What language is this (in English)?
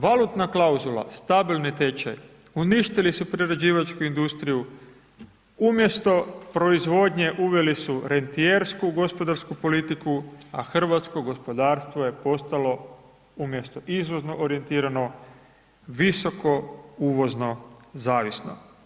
Croatian